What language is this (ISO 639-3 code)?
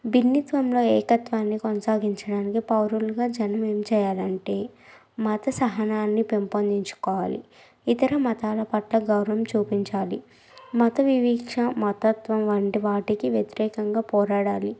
tel